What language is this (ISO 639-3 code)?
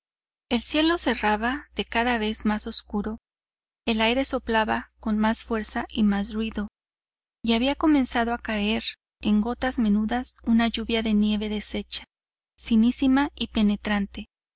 spa